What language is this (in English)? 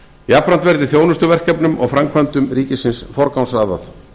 Icelandic